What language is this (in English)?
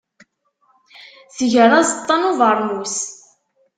Kabyle